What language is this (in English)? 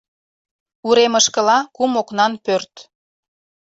Mari